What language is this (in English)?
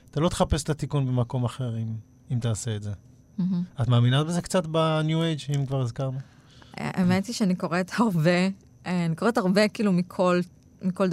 Hebrew